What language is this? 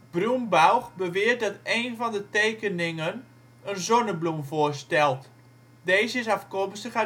Dutch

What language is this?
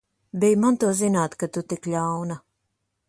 Latvian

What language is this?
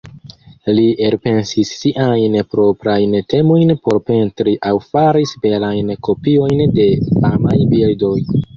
Esperanto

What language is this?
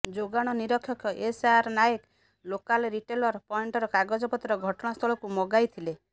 Odia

